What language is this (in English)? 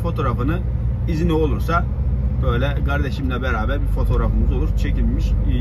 Turkish